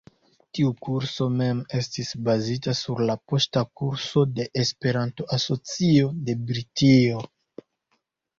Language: Esperanto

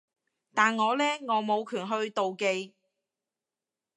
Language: Cantonese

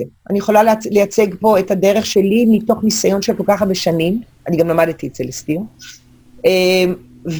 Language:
Hebrew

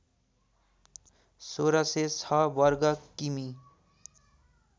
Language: Nepali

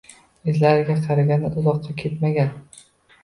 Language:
Uzbek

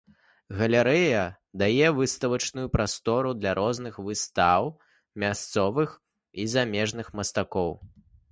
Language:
Belarusian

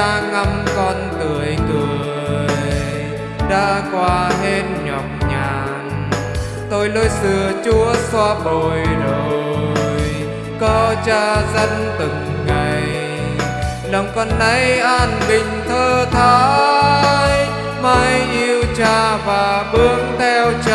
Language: Vietnamese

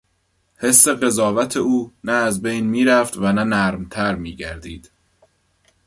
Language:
Persian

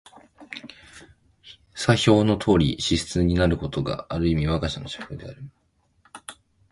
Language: Japanese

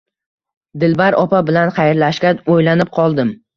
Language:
Uzbek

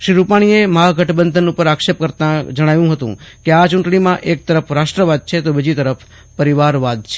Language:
Gujarati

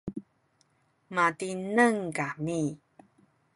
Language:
Sakizaya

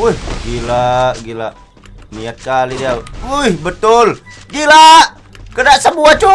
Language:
Indonesian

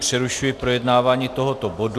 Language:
Czech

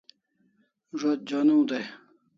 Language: Kalasha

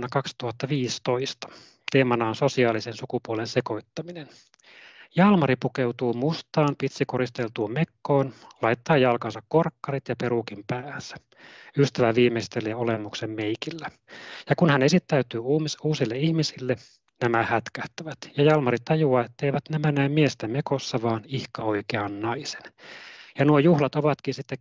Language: Finnish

